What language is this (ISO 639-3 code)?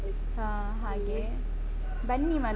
kan